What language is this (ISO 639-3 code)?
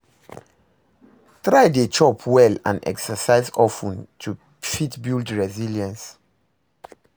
pcm